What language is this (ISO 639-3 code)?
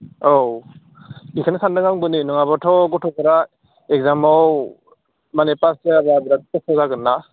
brx